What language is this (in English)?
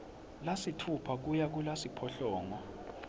Swati